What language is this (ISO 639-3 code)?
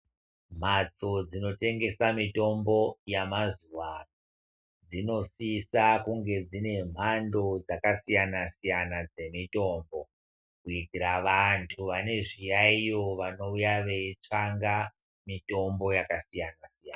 ndc